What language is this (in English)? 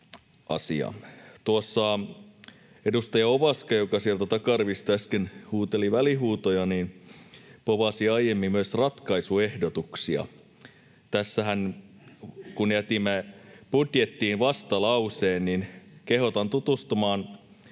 Finnish